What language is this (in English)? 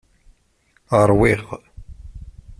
Kabyle